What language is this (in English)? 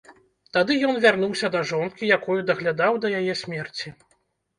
Belarusian